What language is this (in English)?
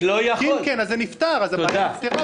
Hebrew